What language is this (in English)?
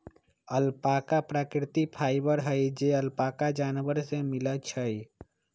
Magahi